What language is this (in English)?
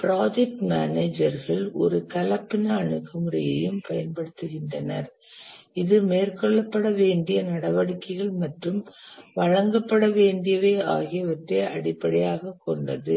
Tamil